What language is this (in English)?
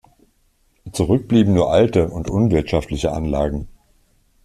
German